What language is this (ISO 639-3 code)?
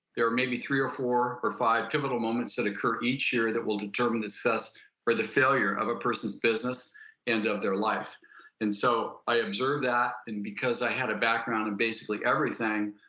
eng